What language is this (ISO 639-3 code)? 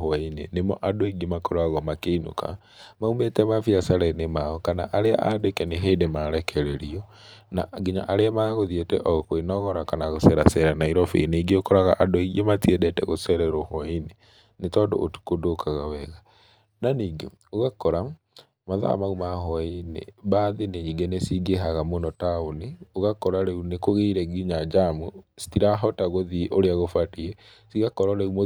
kik